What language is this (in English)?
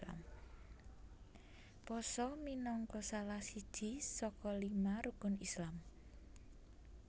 Javanese